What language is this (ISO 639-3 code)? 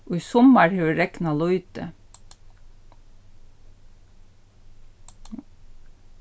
fao